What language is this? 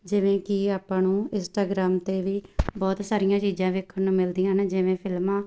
Punjabi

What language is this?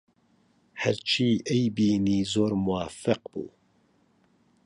Central Kurdish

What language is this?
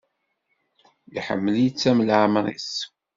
Kabyle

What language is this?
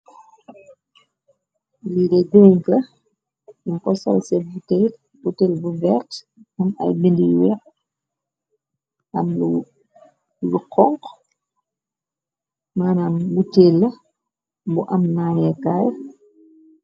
Wolof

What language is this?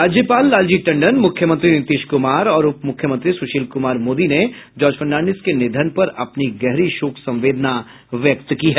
Hindi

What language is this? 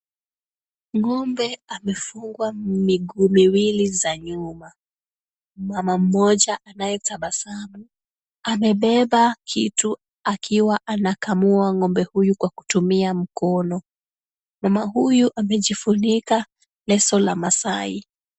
Swahili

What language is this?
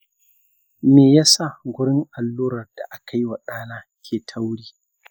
Hausa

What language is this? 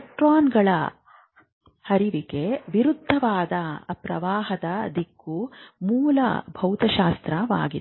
Kannada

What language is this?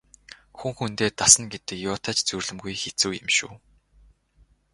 Mongolian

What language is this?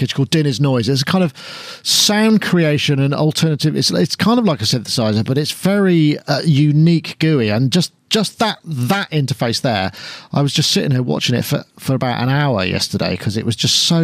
English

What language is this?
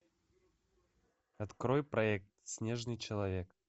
Russian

